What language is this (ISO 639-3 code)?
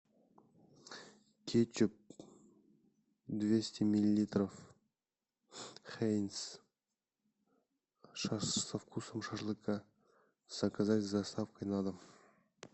rus